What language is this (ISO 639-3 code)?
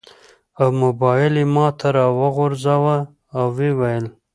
pus